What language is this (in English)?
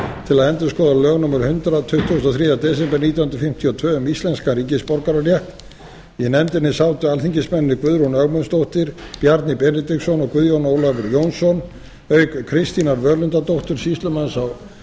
Icelandic